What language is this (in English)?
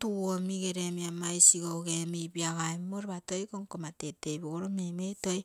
Terei